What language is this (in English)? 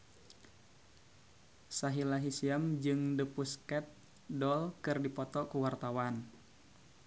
Sundanese